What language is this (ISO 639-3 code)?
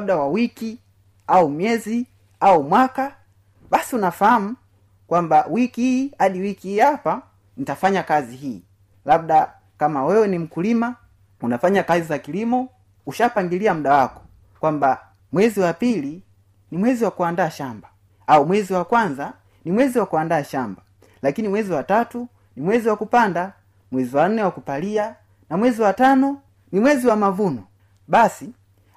swa